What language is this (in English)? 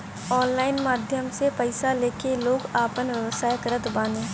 Bhojpuri